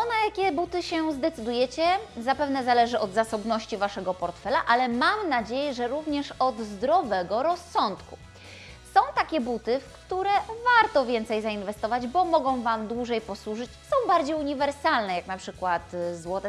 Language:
Polish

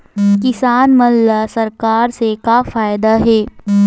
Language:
Chhattisgarhi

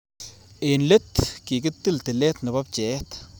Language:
Kalenjin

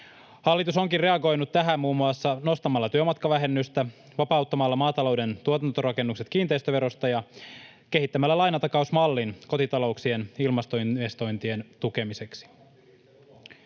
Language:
Finnish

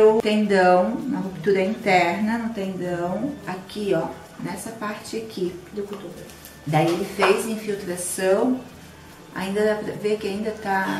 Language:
Portuguese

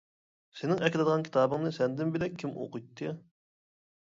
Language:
Uyghur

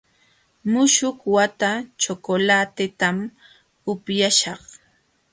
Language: Jauja Wanca Quechua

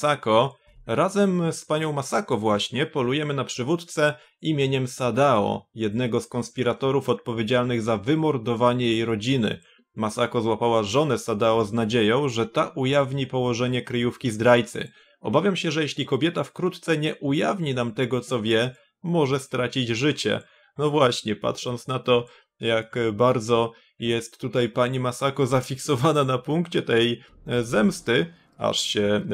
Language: Polish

